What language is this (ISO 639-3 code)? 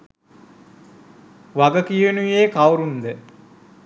sin